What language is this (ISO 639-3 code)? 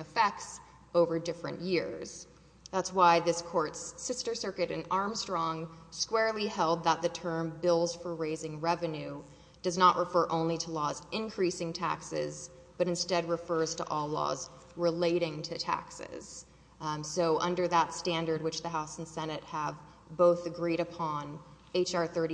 eng